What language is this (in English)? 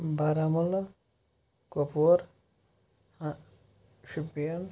Kashmiri